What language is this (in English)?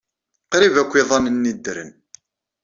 Kabyle